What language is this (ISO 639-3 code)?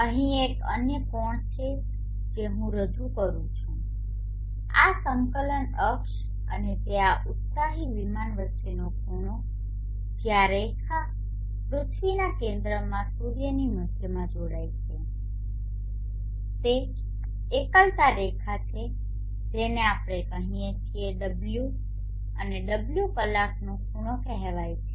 guj